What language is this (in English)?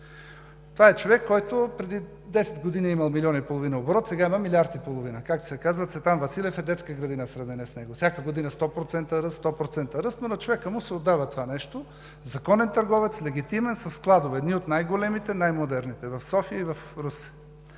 Bulgarian